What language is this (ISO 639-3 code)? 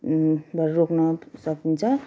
nep